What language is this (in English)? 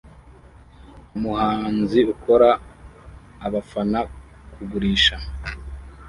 Kinyarwanda